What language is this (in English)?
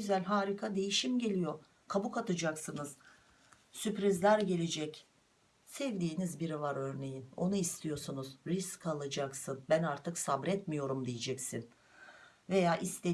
Turkish